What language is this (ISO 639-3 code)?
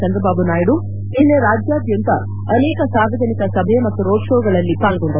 kan